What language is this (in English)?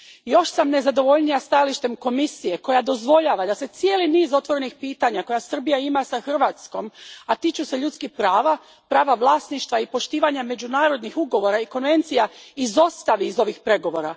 Croatian